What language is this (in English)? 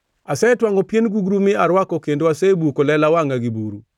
Luo (Kenya and Tanzania)